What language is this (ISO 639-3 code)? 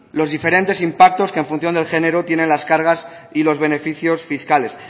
spa